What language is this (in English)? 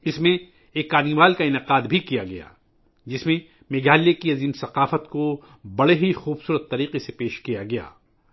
Urdu